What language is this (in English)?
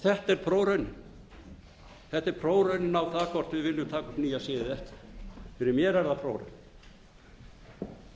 Icelandic